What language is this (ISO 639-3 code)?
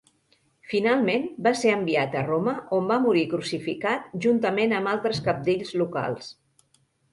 cat